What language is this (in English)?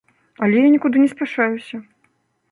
Belarusian